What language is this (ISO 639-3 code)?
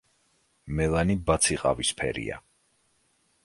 kat